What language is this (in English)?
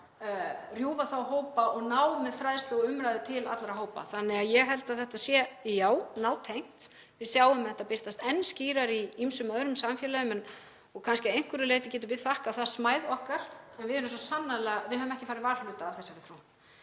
Icelandic